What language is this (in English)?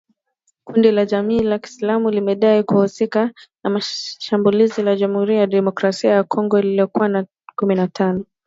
Swahili